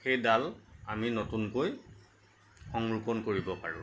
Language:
Assamese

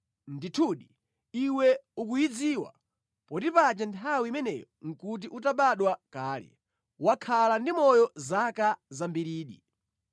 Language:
Nyanja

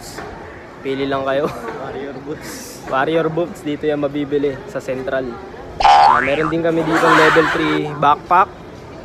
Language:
Filipino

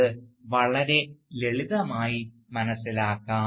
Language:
Malayalam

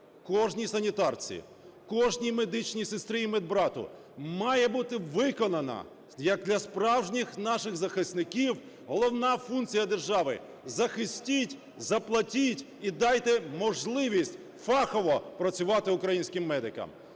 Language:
Ukrainian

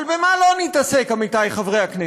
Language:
Hebrew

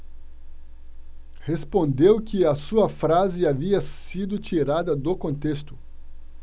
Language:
Portuguese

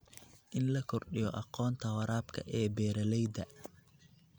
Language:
Somali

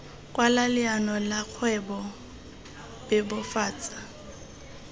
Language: Tswana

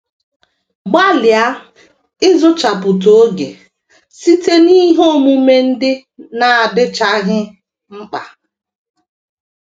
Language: Igbo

